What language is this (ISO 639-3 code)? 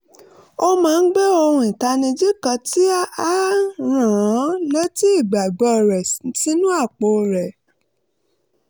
yor